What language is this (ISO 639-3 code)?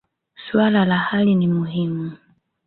swa